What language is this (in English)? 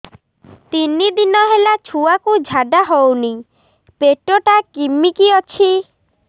Odia